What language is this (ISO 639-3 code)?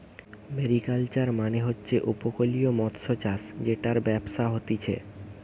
ben